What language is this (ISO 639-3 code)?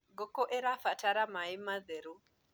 kik